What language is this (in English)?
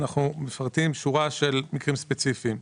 Hebrew